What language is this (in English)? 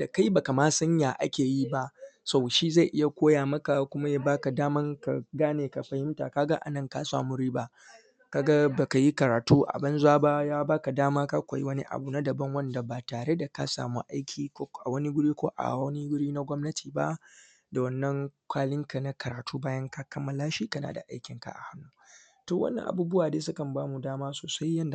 Hausa